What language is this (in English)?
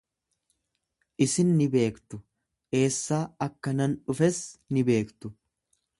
Oromo